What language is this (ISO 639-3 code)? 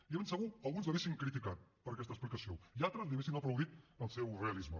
cat